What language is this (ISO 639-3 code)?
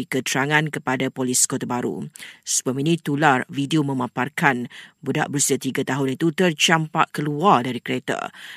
msa